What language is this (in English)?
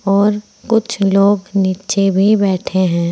Hindi